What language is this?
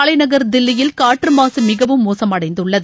Tamil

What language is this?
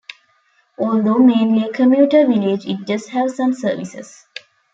English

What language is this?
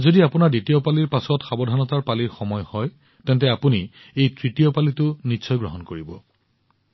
Assamese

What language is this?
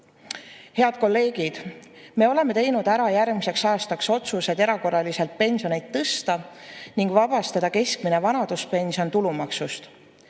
Estonian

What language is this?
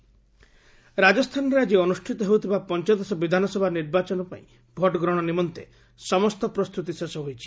Odia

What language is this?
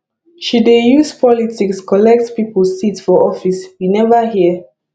Nigerian Pidgin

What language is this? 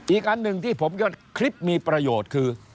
Thai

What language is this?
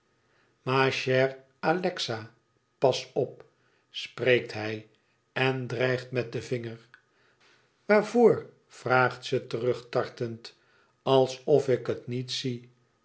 Dutch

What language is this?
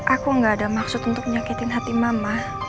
Indonesian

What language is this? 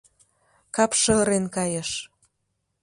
Mari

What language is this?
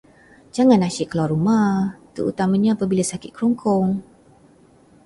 Malay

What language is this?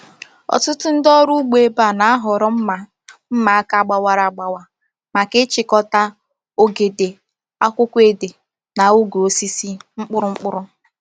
Igbo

